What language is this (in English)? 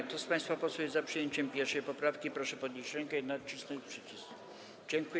Polish